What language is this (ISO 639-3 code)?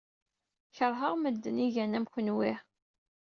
kab